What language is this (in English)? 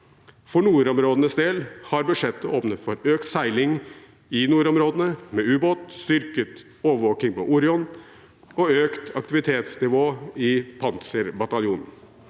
Norwegian